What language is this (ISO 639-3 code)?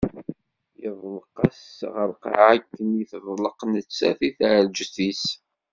kab